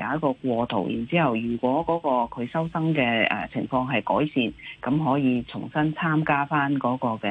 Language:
Chinese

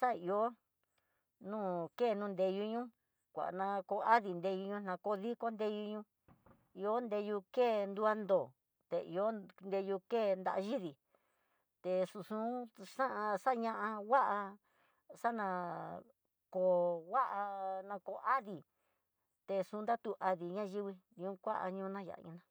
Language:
Tidaá Mixtec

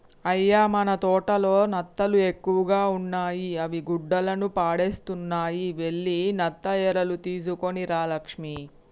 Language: Telugu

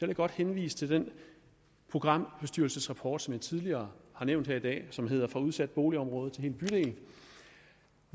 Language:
Danish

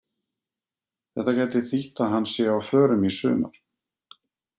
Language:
Icelandic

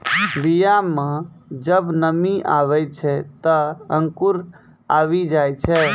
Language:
Maithili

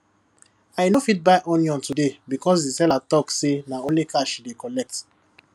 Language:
Nigerian Pidgin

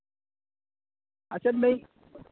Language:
Urdu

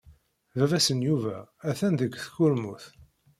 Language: Kabyle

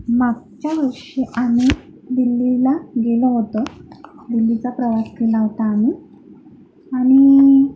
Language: Marathi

